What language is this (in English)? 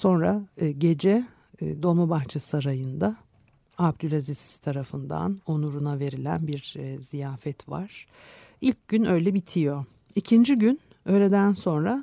Turkish